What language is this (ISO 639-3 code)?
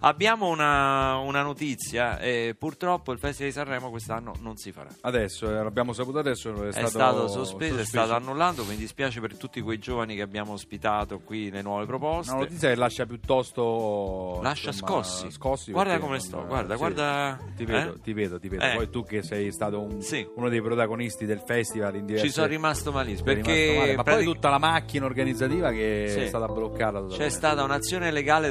ita